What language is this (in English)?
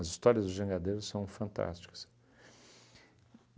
Portuguese